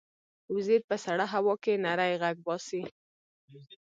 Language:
Pashto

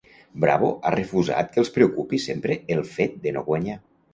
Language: Catalan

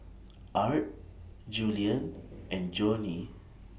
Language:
English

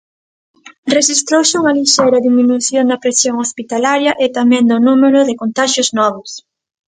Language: Galician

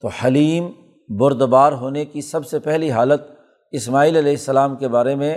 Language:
Urdu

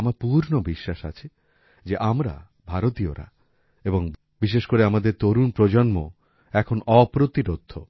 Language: Bangla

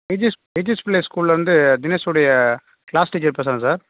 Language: Tamil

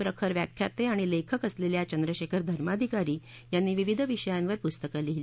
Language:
Marathi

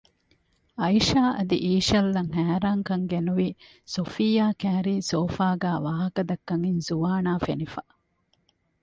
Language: Divehi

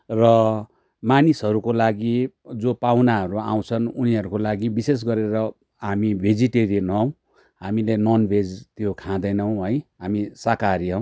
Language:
Nepali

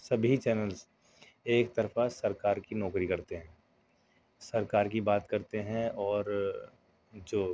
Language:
Urdu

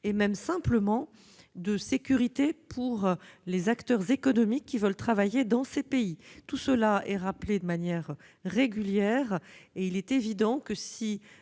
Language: French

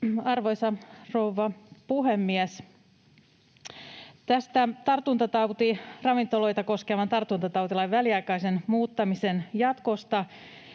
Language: Finnish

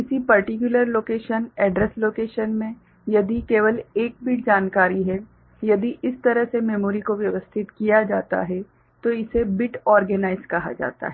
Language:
Hindi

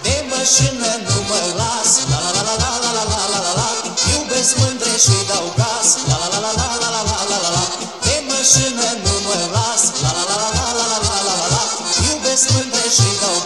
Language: Romanian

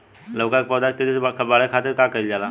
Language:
Bhojpuri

